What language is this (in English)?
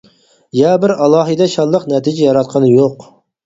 Uyghur